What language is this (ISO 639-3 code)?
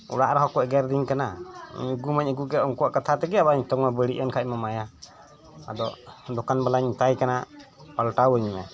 sat